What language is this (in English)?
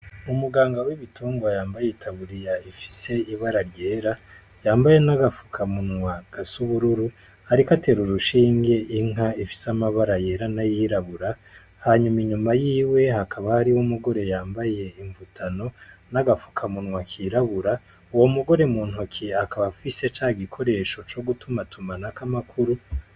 Rundi